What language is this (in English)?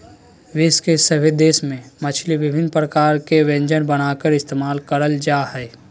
Magahi